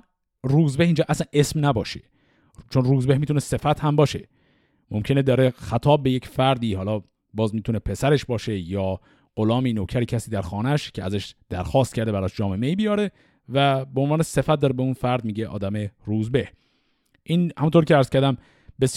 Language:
Persian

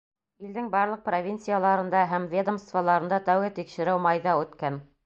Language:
Bashkir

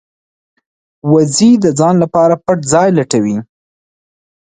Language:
Pashto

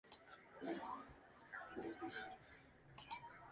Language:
Spanish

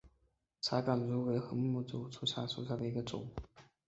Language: Chinese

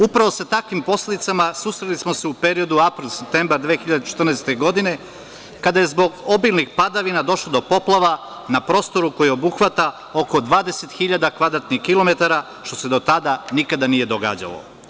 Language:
Serbian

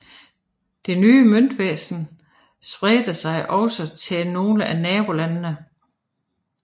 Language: Danish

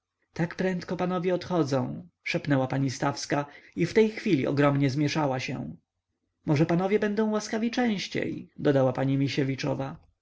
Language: Polish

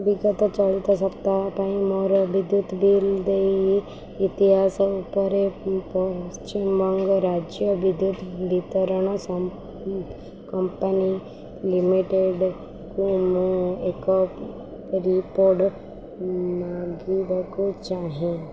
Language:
Odia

